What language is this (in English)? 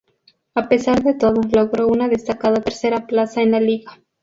Spanish